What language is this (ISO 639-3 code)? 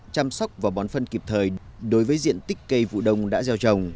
vie